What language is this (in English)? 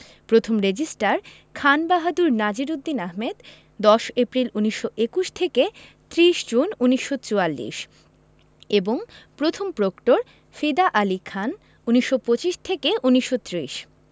Bangla